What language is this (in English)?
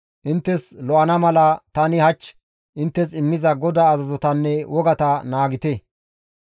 Gamo